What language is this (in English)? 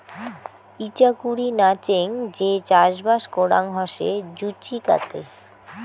Bangla